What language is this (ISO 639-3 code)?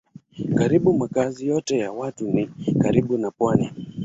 swa